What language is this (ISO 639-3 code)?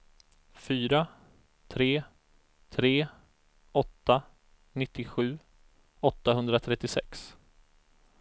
swe